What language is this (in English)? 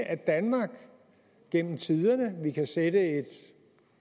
Danish